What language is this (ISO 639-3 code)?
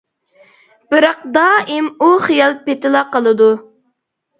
uig